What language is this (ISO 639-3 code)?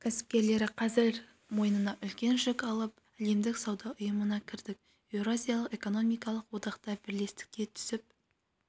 kaz